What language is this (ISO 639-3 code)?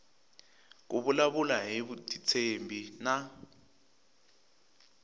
tso